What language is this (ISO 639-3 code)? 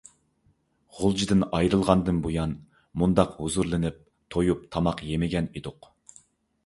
uig